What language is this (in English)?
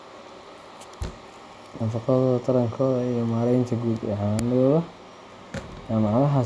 Somali